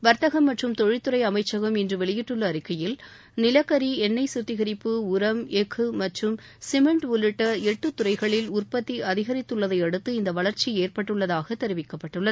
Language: Tamil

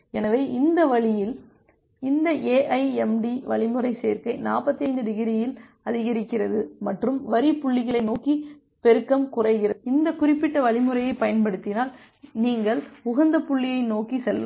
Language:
Tamil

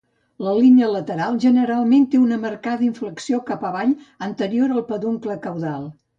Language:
Catalan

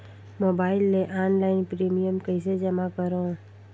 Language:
Chhattisgarhi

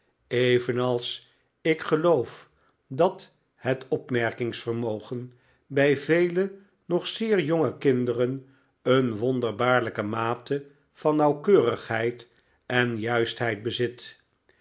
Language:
Dutch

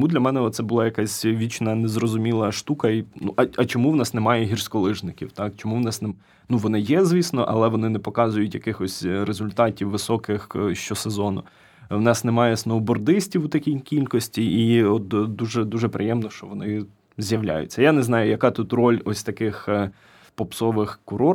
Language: Ukrainian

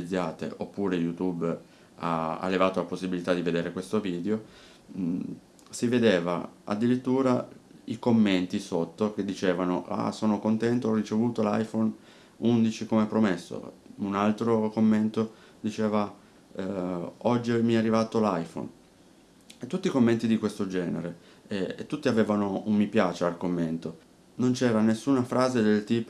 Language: Italian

